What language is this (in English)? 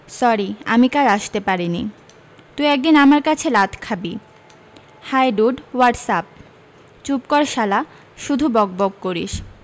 Bangla